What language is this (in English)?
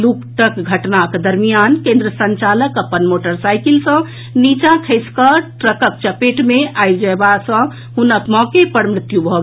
Maithili